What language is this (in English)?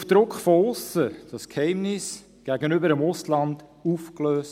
Swiss German